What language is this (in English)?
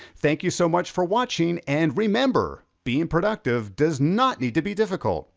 English